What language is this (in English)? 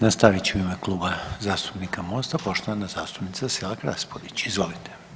Croatian